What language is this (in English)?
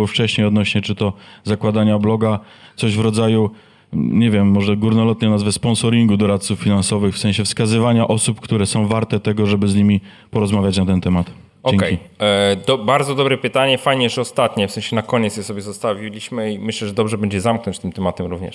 Polish